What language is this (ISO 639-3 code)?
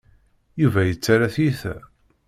kab